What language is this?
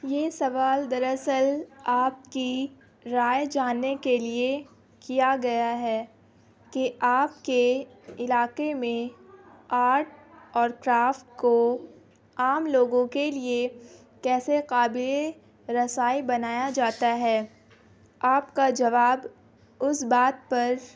Urdu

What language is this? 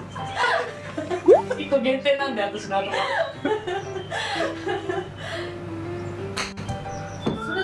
Japanese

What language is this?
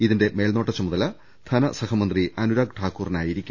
Malayalam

